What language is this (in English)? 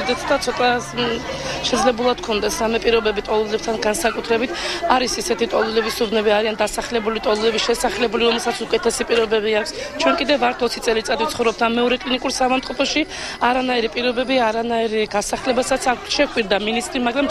French